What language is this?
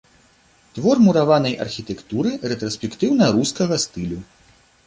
Belarusian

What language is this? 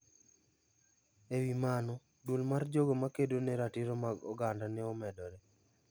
Luo (Kenya and Tanzania)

